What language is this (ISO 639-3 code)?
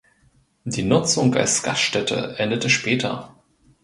deu